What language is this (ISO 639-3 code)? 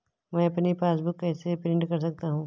hin